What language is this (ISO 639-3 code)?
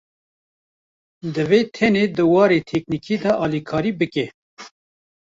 kur